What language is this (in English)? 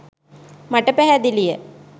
Sinhala